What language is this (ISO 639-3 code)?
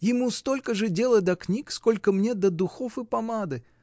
rus